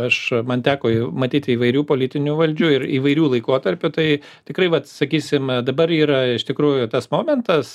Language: Lithuanian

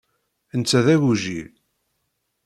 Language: Kabyle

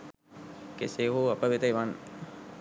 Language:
Sinhala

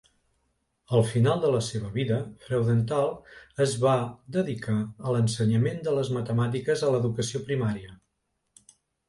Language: Catalan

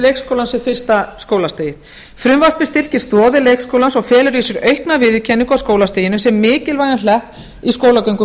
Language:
Icelandic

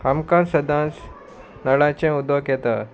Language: Konkani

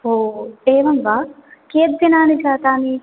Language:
Sanskrit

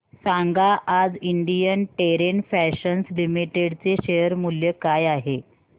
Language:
Marathi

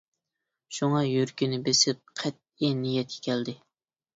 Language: Uyghur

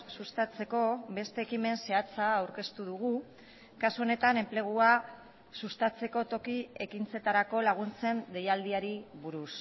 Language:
Basque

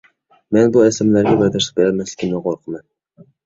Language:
Uyghur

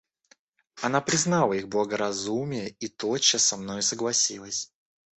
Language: Russian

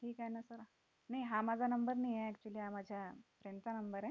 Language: Marathi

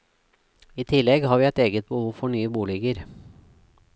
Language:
Norwegian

